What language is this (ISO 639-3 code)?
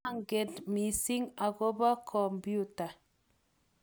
kln